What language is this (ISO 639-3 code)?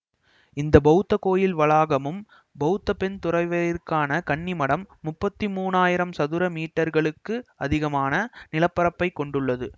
tam